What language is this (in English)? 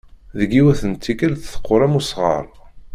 Kabyle